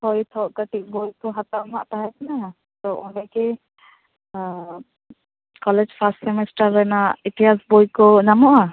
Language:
Santali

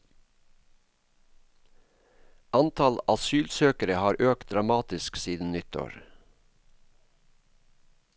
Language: Norwegian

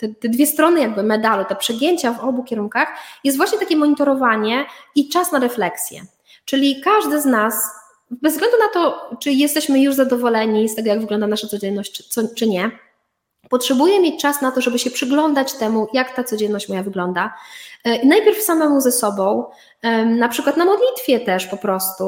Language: Polish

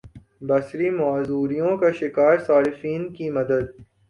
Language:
Urdu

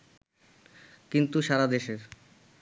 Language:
Bangla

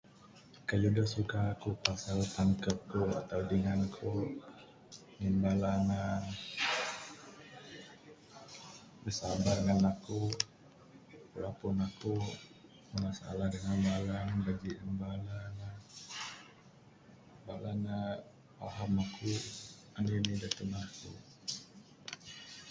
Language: Bukar-Sadung Bidayuh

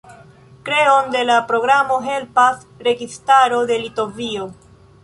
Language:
Esperanto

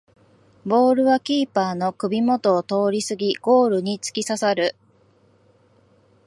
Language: Japanese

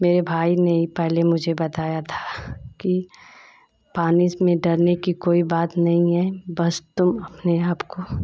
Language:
Hindi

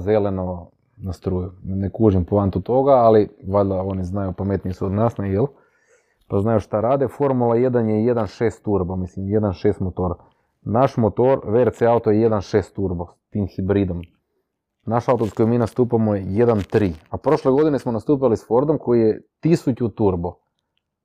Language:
Croatian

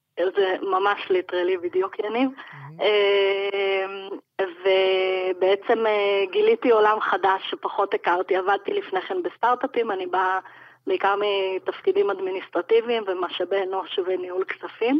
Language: Hebrew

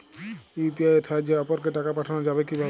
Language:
Bangla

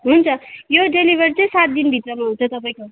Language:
Nepali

